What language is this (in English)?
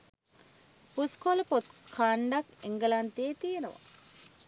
Sinhala